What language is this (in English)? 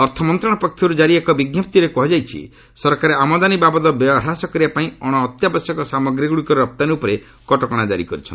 Odia